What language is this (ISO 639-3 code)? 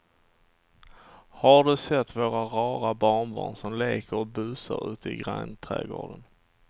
swe